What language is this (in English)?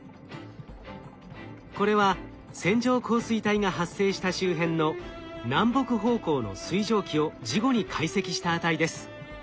Japanese